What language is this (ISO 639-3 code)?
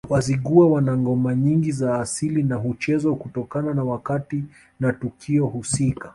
swa